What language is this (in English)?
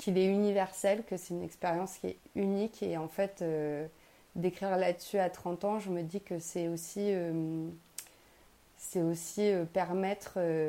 French